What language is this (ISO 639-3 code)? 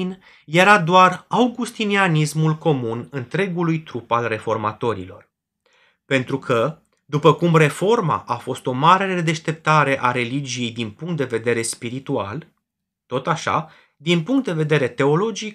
ron